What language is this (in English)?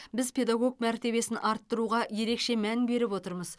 Kazakh